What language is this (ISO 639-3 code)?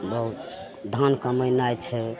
mai